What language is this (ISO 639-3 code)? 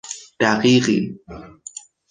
fas